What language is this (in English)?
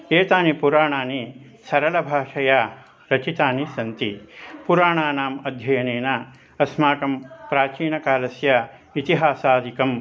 Sanskrit